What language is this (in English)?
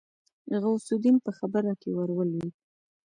Pashto